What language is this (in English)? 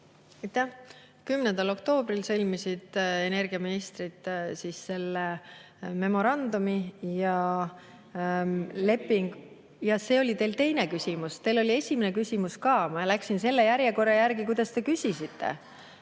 Estonian